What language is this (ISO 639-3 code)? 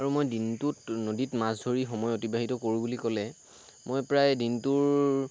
asm